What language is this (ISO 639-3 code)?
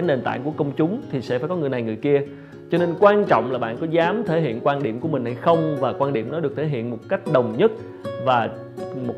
vie